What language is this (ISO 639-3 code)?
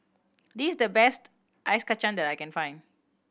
eng